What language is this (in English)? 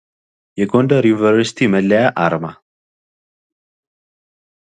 Amharic